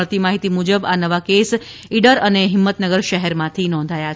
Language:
Gujarati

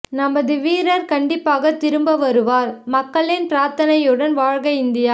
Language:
Tamil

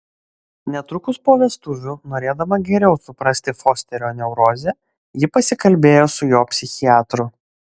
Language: Lithuanian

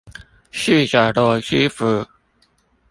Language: Chinese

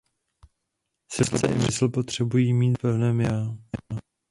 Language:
Czech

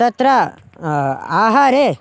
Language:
Sanskrit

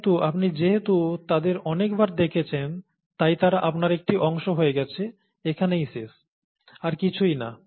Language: Bangla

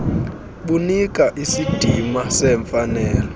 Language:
Xhosa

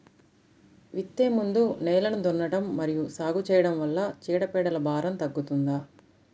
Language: Telugu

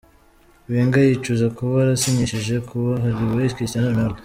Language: Kinyarwanda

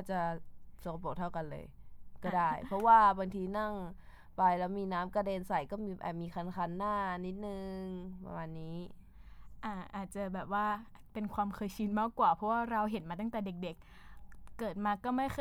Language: Thai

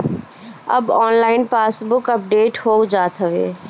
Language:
Bhojpuri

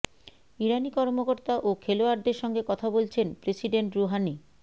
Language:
Bangla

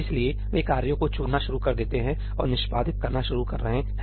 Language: Hindi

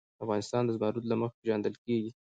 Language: Pashto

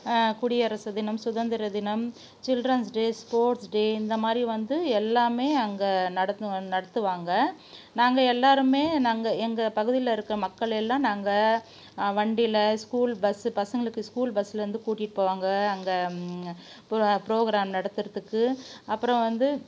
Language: Tamil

